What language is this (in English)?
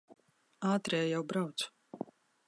Latvian